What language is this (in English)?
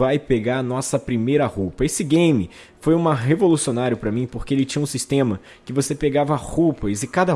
Portuguese